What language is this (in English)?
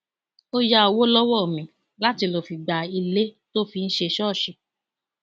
Yoruba